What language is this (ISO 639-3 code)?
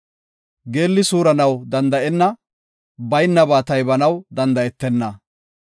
gof